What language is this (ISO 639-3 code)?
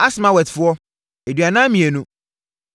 aka